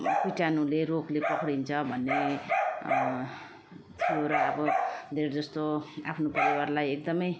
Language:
Nepali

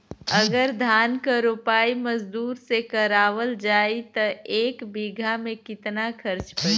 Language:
Bhojpuri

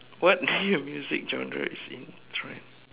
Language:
English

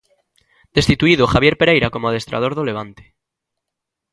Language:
Galician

